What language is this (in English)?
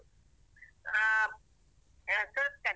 Kannada